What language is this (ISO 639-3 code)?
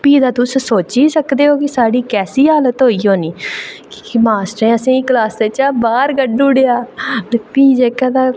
doi